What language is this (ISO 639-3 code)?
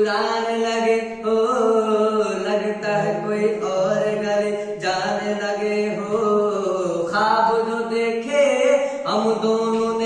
hin